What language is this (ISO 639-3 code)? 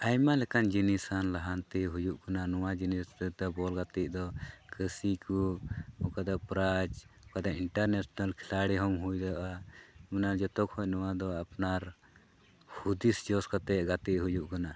sat